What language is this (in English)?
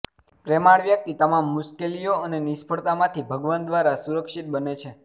Gujarati